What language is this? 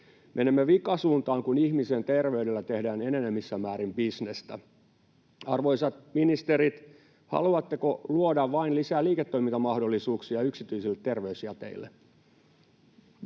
Finnish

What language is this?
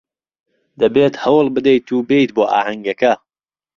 Central Kurdish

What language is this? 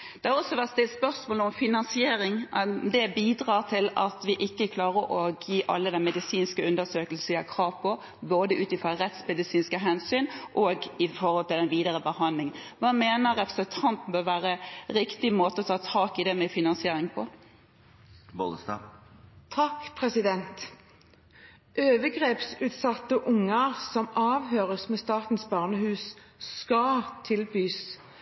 Norwegian Bokmål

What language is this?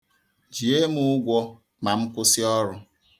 Igbo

